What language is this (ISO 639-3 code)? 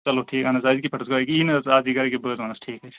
kas